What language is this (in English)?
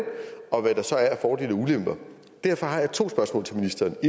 Danish